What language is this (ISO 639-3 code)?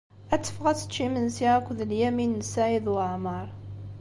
kab